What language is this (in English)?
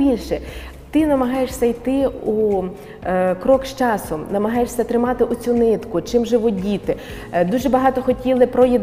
Ukrainian